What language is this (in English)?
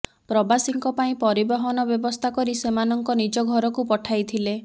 Odia